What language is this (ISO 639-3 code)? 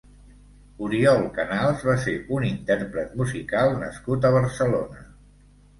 cat